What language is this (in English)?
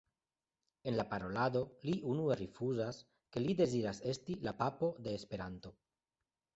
Esperanto